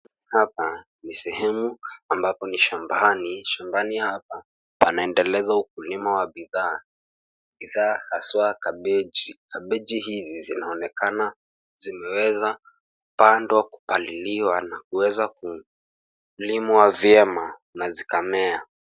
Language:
Swahili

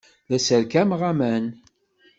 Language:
Kabyle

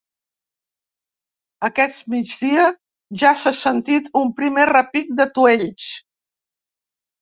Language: Catalan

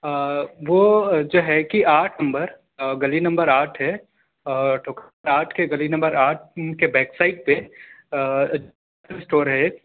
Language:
Urdu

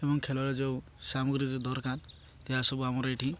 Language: Odia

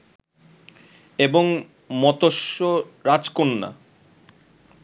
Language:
Bangla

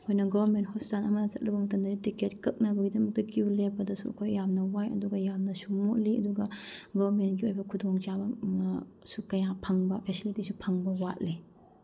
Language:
Manipuri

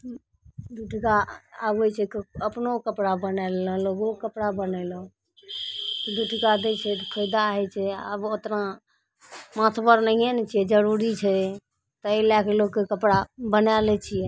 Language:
Maithili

